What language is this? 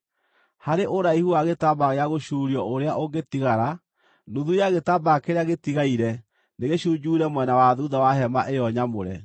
Kikuyu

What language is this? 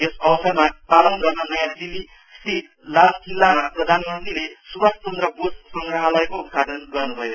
Nepali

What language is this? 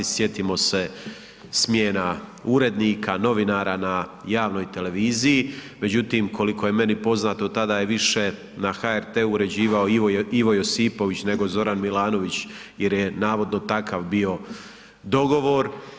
Croatian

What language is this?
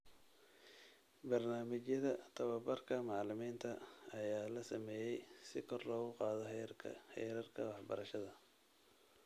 Somali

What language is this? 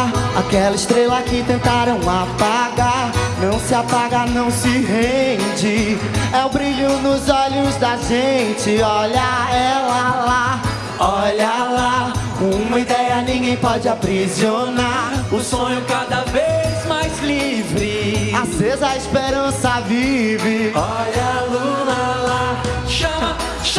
Portuguese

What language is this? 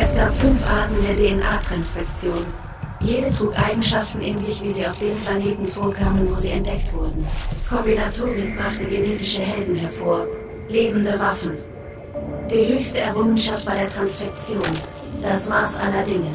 German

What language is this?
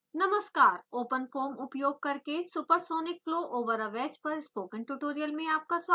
Hindi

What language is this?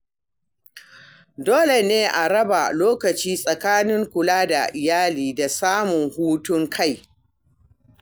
Hausa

